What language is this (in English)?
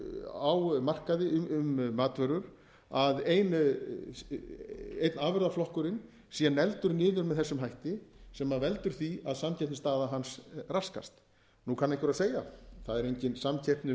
Icelandic